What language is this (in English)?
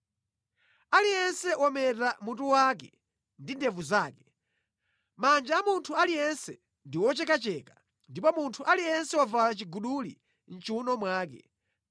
Nyanja